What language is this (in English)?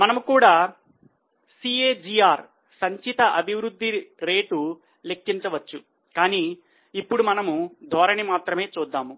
Telugu